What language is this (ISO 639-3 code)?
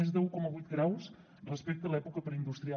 cat